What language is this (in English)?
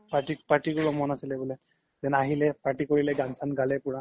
Assamese